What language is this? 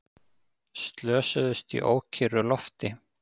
Icelandic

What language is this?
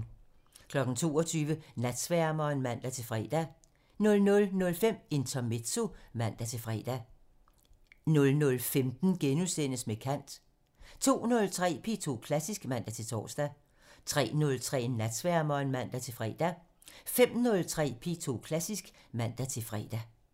Danish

